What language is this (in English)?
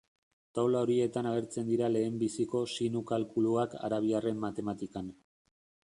Basque